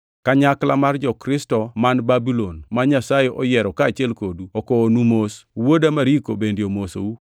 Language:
Luo (Kenya and Tanzania)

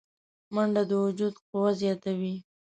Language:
Pashto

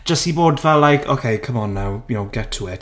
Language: Welsh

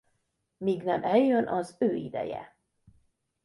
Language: Hungarian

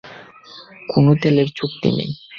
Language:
Bangla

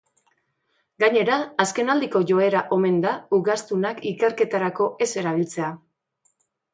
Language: Basque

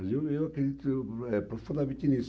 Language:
Portuguese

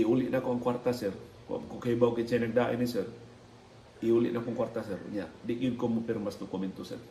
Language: Filipino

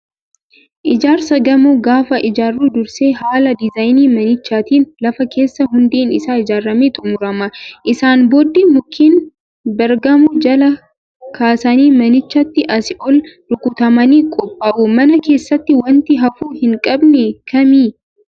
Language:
Oromo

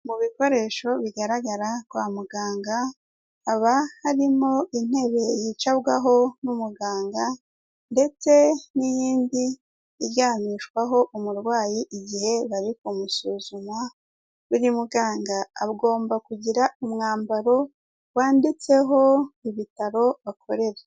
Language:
Kinyarwanda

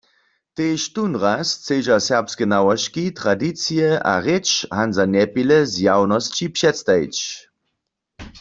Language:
Upper Sorbian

